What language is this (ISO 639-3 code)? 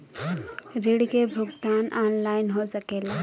bho